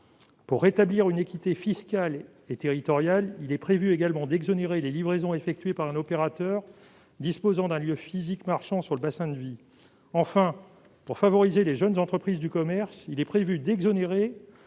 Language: French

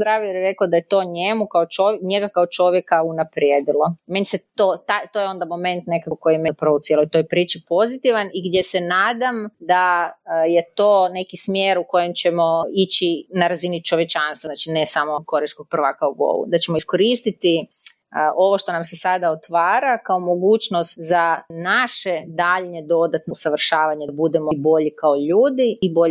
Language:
Croatian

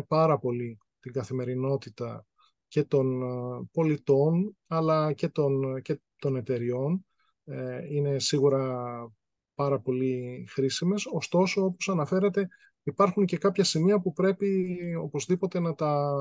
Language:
Greek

